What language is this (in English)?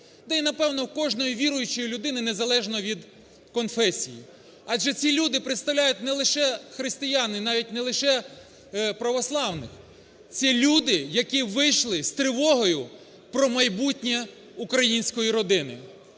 Ukrainian